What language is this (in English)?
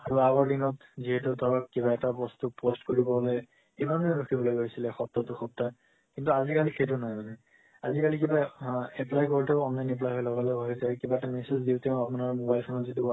Assamese